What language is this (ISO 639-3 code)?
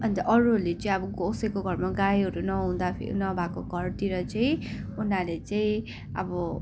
nep